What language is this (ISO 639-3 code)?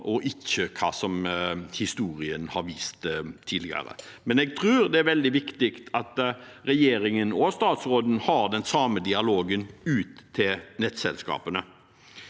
nor